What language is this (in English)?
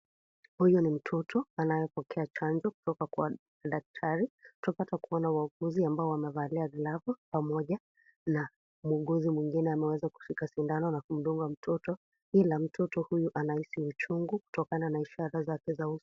Swahili